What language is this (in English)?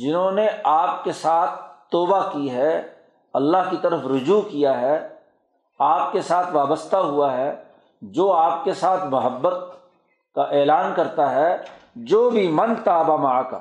Urdu